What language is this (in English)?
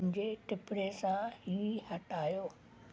Sindhi